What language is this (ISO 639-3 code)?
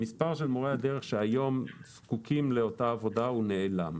heb